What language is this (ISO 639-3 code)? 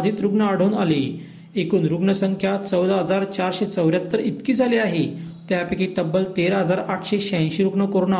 mar